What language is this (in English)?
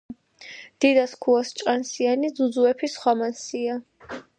Georgian